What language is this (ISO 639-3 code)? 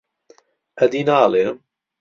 ckb